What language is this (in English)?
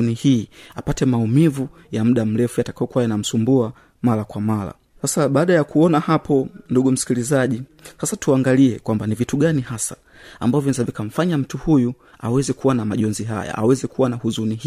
Swahili